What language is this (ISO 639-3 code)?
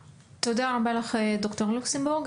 heb